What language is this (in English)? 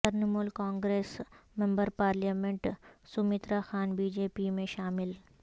Urdu